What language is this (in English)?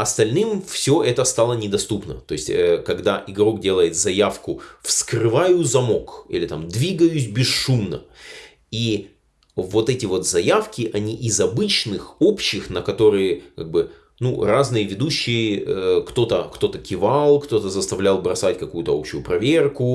Russian